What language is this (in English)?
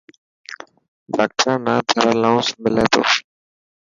Dhatki